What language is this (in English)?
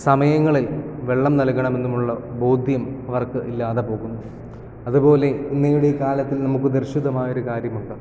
Malayalam